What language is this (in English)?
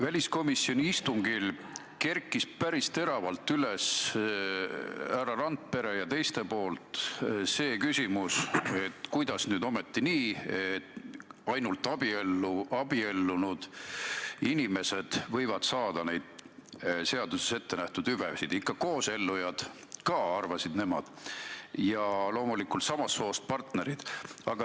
Estonian